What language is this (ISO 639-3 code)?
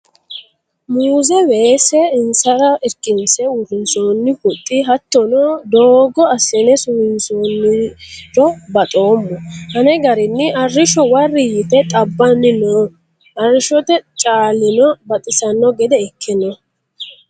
sid